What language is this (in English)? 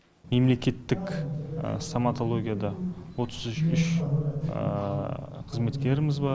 Kazakh